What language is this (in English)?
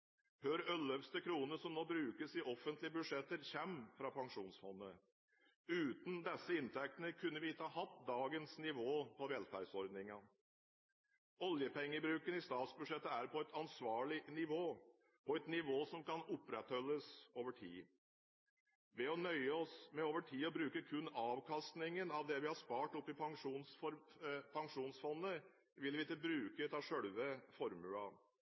Norwegian Bokmål